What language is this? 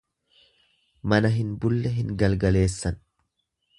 Oromo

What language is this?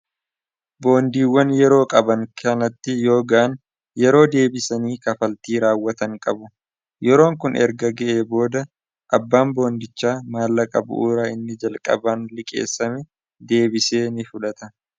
Oromo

